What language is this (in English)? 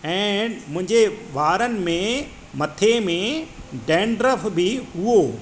Sindhi